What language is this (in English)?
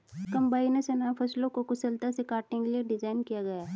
Hindi